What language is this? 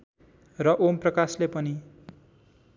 Nepali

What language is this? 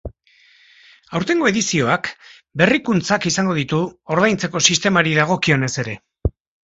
Basque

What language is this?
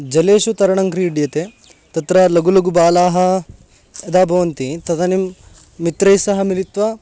Sanskrit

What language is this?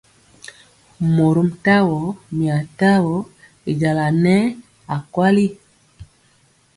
Mpiemo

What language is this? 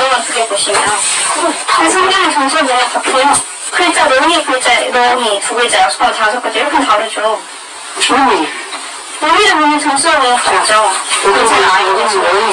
Korean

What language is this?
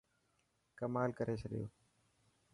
Dhatki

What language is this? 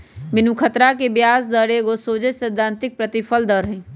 Magahi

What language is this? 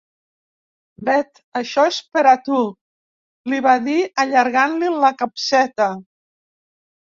Catalan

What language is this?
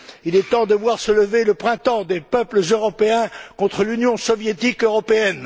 French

